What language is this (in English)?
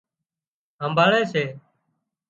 Wadiyara Koli